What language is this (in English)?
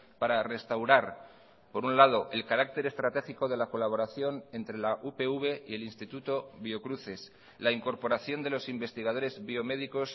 Spanish